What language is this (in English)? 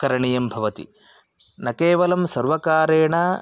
Sanskrit